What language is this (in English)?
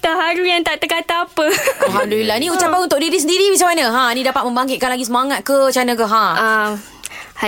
Malay